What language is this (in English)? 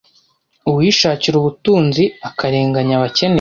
Kinyarwanda